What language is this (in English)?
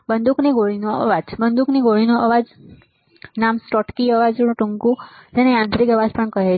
Gujarati